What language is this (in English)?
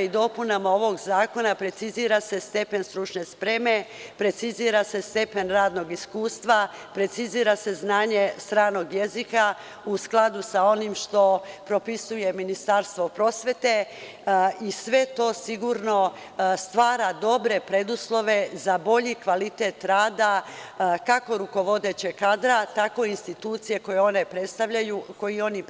Serbian